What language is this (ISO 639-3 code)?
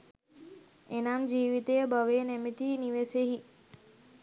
sin